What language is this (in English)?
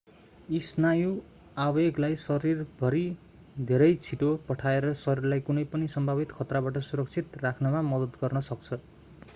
Nepali